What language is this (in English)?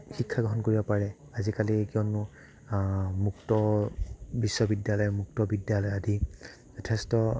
Assamese